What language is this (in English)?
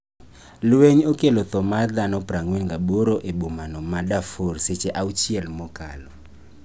Luo (Kenya and Tanzania)